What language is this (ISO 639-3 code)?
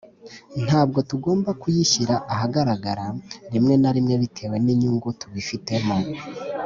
kin